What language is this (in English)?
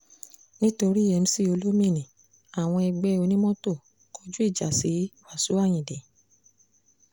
Yoruba